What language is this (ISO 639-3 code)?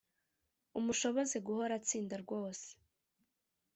kin